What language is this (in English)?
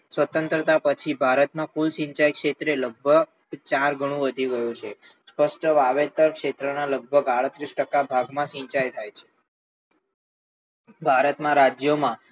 Gujarati